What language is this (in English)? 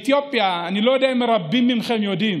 Hebrew